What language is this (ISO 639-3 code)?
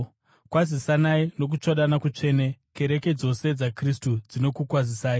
sna